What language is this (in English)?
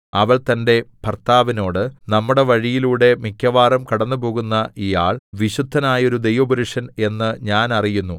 Malayalam